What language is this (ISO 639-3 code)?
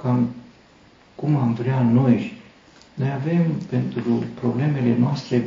ron